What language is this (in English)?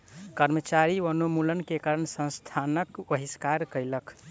Maithili